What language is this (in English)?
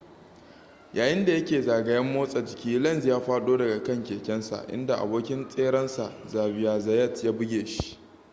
Hausa